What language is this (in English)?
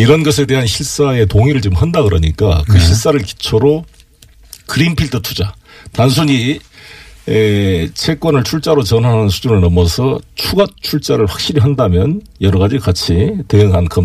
Korean